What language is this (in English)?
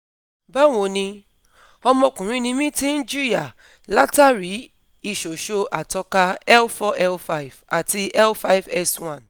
Yoruba